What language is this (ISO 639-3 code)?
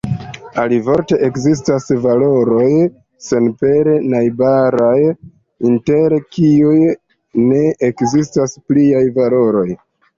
epo